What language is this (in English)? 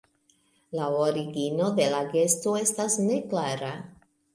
Esperanto